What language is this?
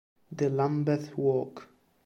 Italian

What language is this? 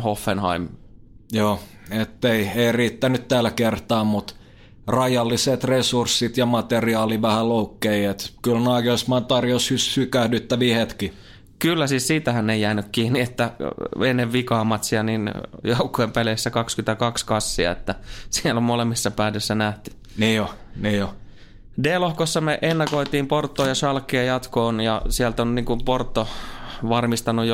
Finnish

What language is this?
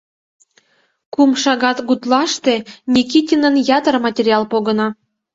Mari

